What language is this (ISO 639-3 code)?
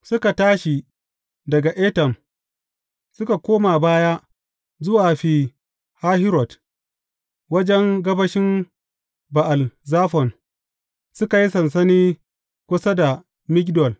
hau